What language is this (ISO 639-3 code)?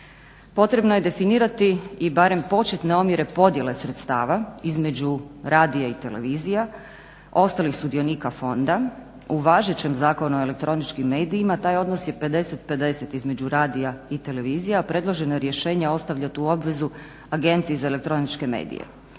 hrv